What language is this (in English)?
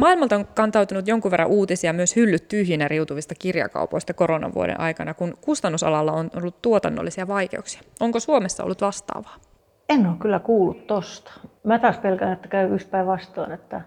Finnish